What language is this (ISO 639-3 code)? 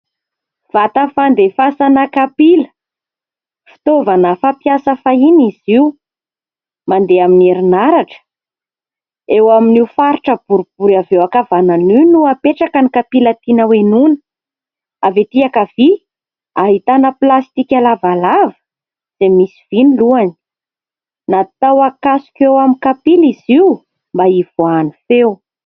mlg